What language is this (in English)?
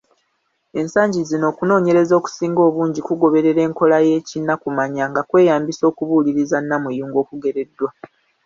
Ganda